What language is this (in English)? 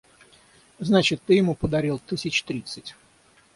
Russian